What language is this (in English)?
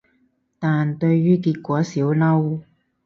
Cantonese